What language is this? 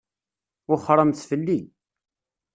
Kabyle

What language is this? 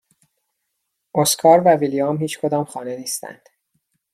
Persian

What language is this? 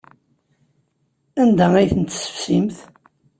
Kabyle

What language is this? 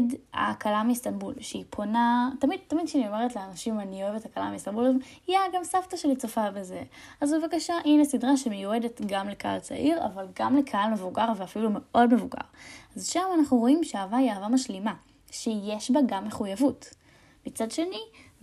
Hebrew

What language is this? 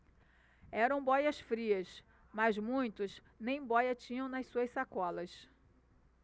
Portuguese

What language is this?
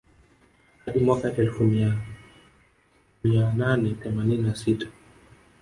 Swahili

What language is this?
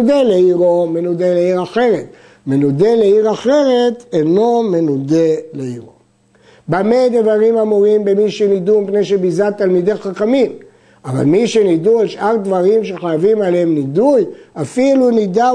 Hebrew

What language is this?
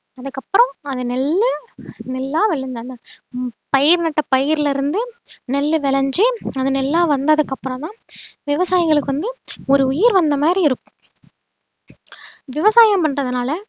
Tamil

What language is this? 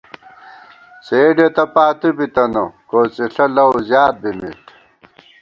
Gawar-Bati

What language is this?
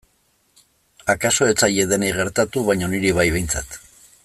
Basque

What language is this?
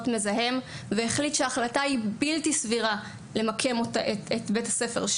Hebrew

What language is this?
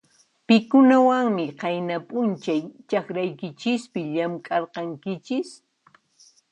Puno Quechua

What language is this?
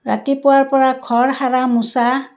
Assamese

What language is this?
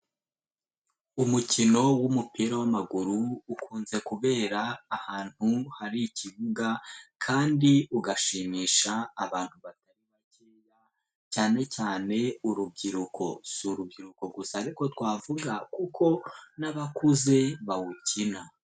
Kinyarwanda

